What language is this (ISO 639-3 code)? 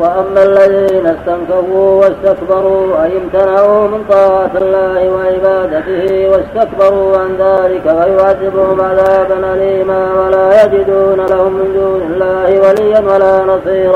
ara